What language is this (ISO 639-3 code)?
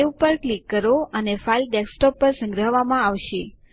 guj